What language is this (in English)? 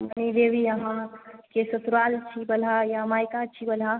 Maithili